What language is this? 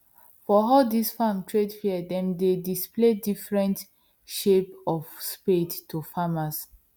Nigerian Pidgin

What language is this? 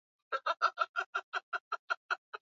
Swahili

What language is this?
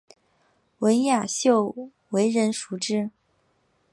Chinese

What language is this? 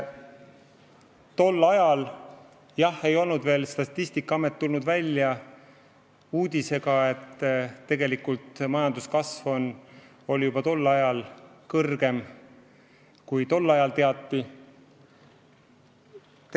Estonian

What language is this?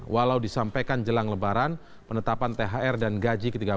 Indonesian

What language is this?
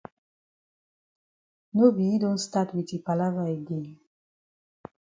Cameroon Pidgin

